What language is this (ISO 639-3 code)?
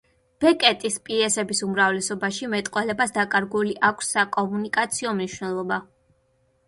kat